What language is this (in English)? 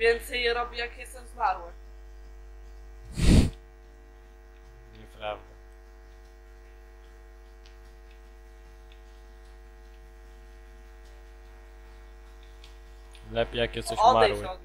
Polish